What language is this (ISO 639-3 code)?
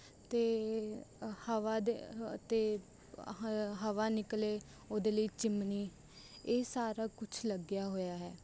pan